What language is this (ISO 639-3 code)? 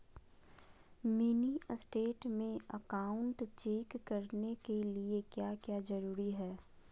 mag